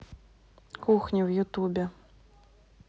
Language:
Russian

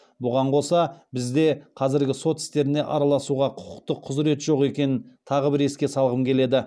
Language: Kazakh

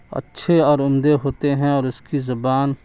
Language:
Urdu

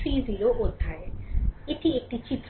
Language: Bangla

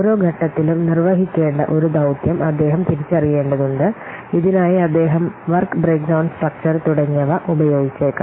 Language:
Malayalam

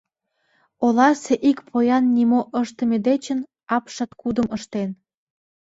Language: Mari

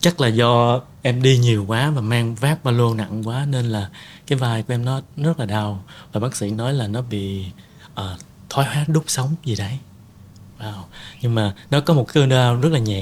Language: Vietnamese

